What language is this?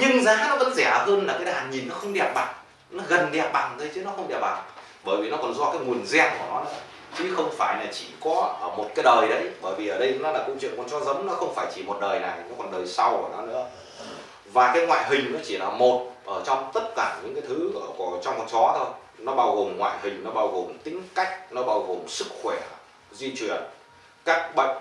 Vietnamese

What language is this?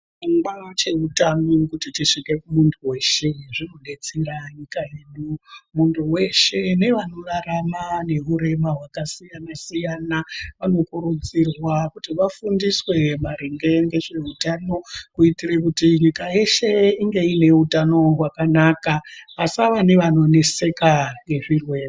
Ndau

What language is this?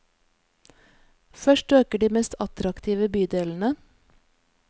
Norwegian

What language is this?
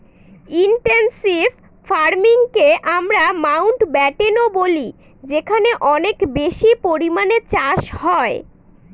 Bangla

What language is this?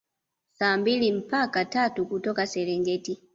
Swahili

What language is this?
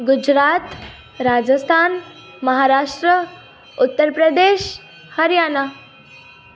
Sindhi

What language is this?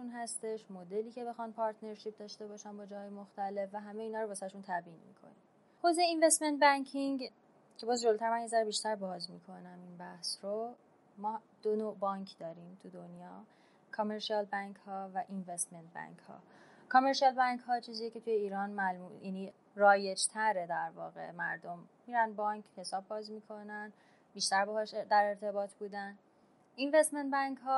Persian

